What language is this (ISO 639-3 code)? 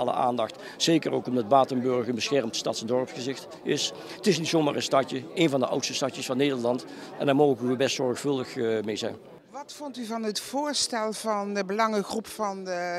nld